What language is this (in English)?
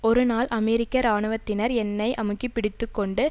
Tamil